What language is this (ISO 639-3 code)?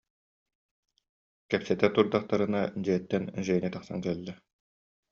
sah